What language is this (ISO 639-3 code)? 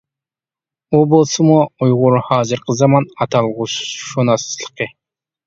uig